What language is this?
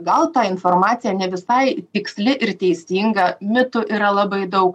Lithuanian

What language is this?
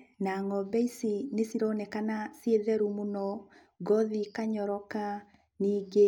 Kikuyu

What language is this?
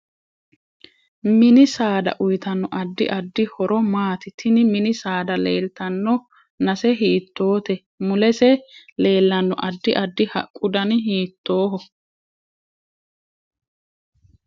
Sidamo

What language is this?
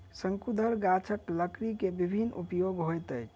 Maithili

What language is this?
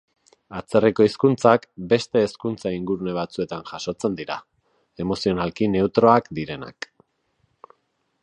Basque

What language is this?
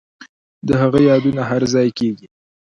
Pashto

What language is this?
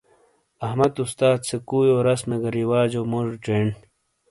Shina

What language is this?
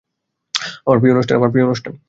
Bangla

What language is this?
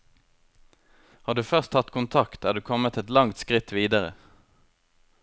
Norwegian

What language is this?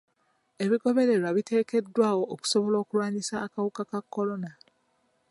Ganda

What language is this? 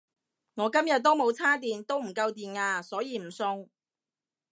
Cantonese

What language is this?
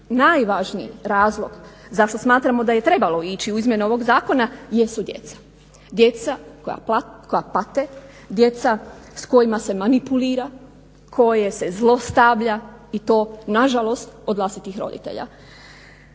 Croatian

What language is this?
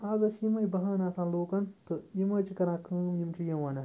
Kashmiri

